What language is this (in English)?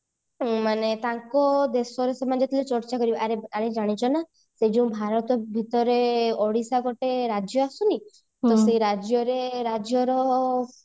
Odia